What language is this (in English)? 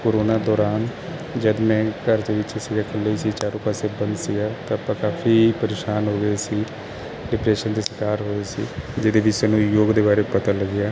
Punjabi